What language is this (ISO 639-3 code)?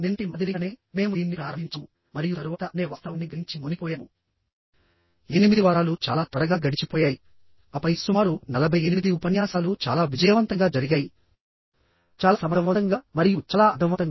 tel